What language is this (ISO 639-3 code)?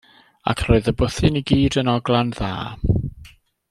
cym